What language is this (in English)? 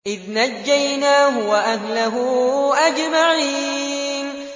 Arabic